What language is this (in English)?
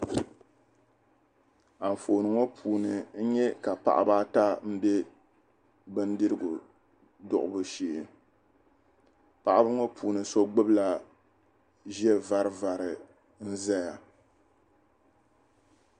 Dagbani